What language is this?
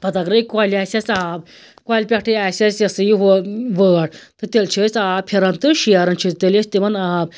Kashmiri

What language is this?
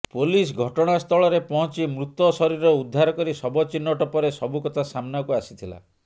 Odia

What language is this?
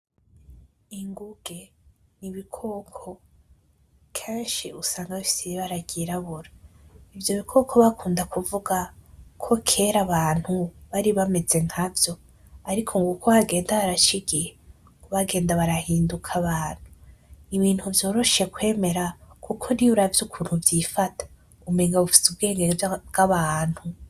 Rundi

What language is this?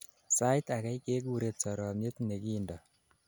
Kalenjin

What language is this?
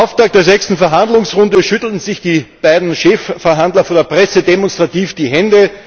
German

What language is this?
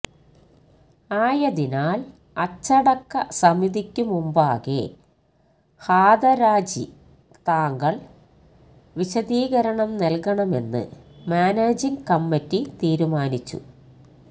Malayalam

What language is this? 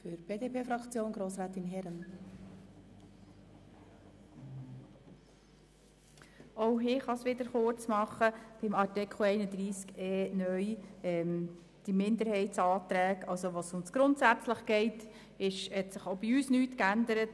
Swiss German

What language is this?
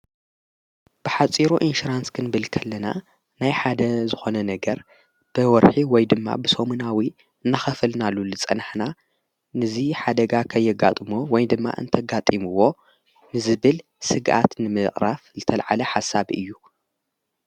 Tigrinya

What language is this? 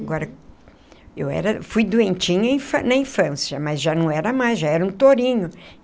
Portuguese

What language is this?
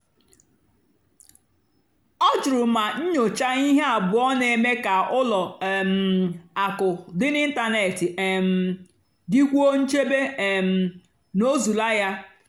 Igbo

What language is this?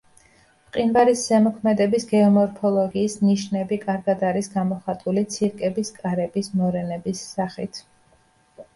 Georgian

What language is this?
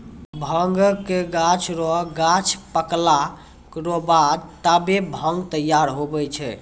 Maithili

